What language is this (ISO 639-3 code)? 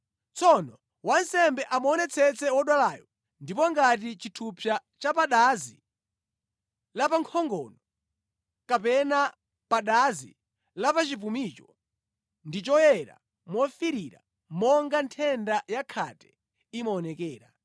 nya